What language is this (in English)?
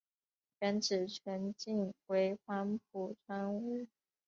Chinese